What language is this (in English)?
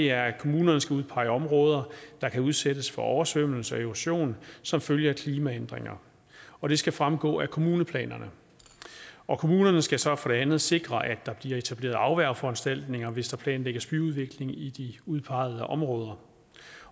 Danish